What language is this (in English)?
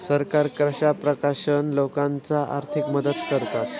Marathi